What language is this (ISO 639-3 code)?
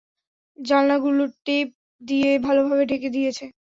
ben